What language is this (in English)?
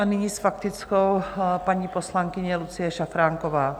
Czech